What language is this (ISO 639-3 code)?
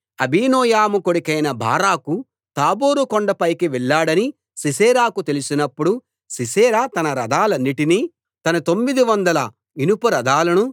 tel